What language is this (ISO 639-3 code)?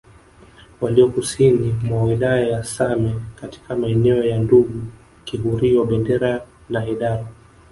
swa